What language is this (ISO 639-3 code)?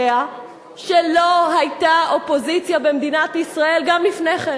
heb